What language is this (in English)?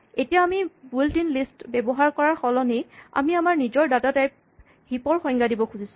Assamese